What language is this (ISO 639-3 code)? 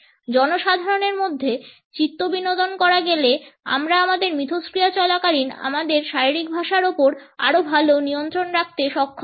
ben